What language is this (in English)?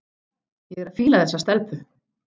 Icelandic